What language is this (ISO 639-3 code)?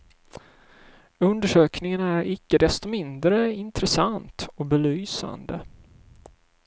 swe